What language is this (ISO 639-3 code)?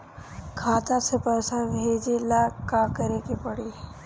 bho